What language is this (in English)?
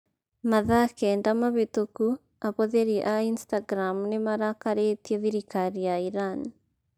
Kikuyu